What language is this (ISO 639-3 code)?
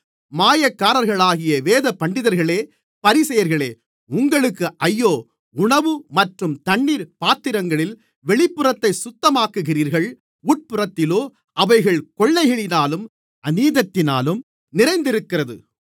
tam